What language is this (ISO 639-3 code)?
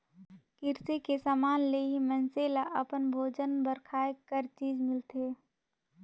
hne